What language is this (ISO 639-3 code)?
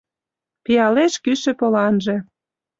chm